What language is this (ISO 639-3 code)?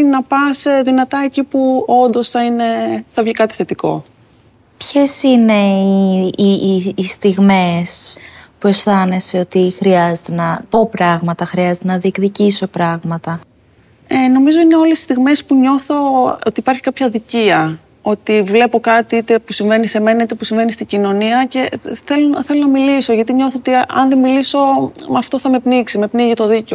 ell